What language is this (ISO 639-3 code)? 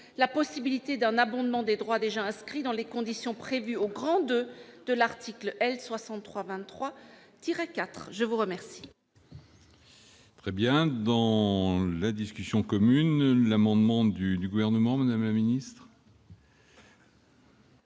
fra